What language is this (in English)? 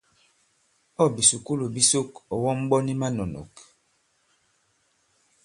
Bankon